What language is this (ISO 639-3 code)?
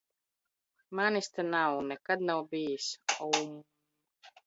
lav